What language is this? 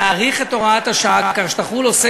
Hebrew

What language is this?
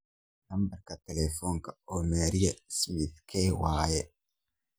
Somali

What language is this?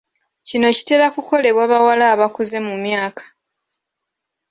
Ganda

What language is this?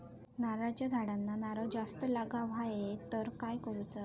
Marathi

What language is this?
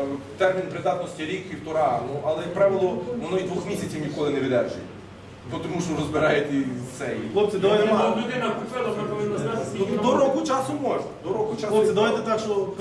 Ukrainian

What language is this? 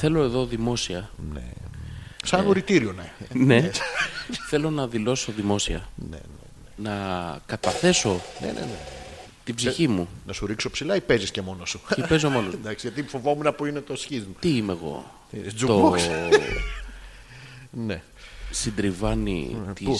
Greek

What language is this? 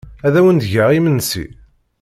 Kabyle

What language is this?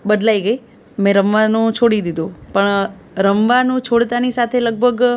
Gujarati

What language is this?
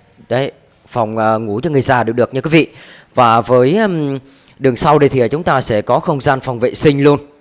Vietnamese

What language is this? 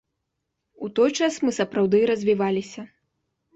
Belarusian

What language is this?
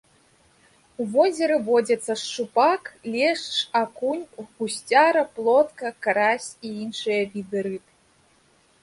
Belarusian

